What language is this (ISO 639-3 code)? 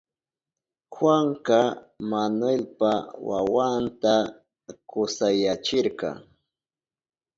qup